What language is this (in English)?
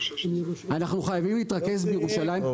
Hebrew